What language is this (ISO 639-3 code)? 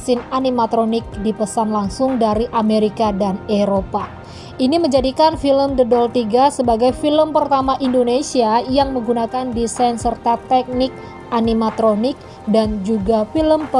ind